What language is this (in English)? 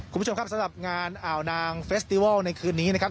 Thai